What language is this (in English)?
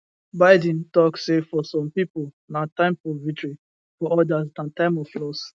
Nigerian Pidgin